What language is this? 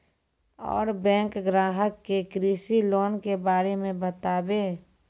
Maithili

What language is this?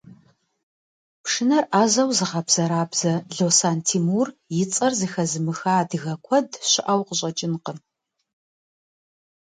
Kabardian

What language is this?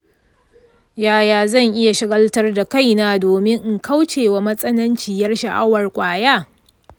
Hausa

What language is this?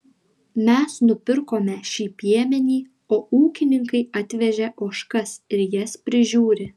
Lithuanian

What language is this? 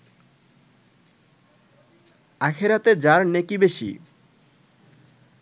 Bangla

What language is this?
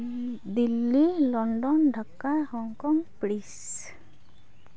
Santali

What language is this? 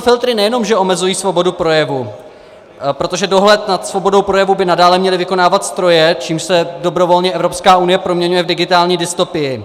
Czech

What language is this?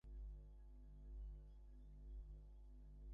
Bangla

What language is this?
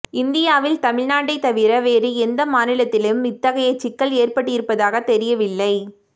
Tamil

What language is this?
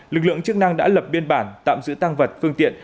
Vietnamese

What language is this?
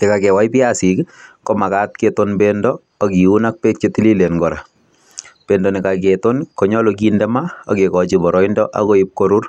Kalenjin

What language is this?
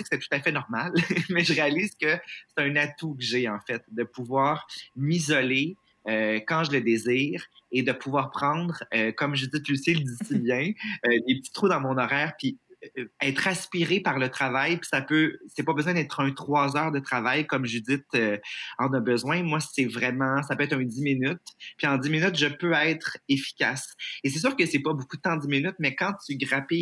French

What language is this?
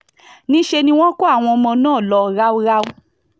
Yoruba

